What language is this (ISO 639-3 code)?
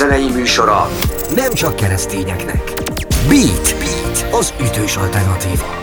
hun